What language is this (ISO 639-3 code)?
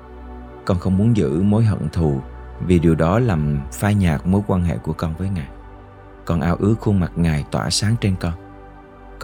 vie